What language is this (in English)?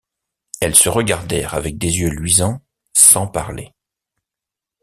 French